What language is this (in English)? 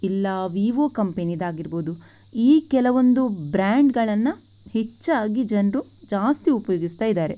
Kannada